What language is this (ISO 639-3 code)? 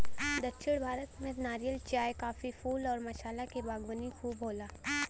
bho